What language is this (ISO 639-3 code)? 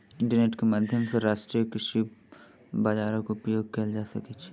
mai